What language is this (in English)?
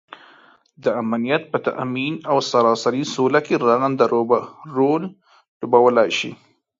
Pashto